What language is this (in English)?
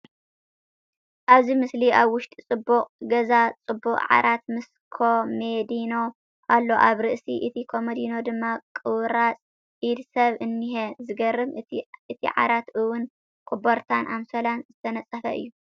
Tigrinya